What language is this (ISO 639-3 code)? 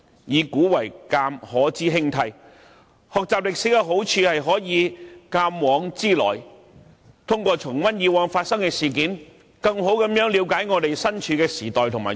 yue